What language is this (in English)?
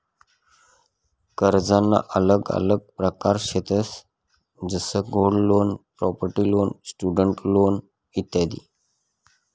Marathi